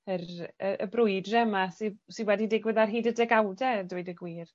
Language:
Welsh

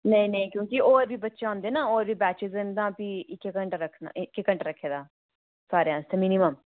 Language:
Dogri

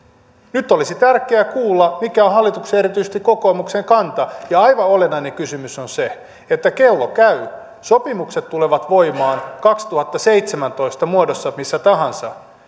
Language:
Finnish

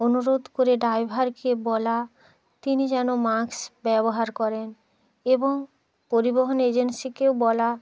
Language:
Bangla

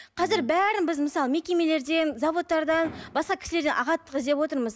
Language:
Kazakh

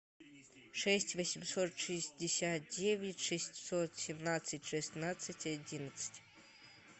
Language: Russian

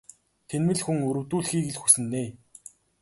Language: Mongolian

